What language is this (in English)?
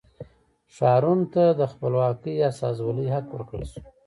Pashto